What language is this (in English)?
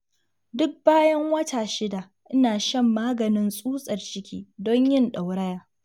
Hausa